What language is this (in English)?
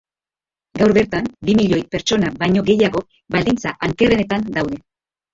Basque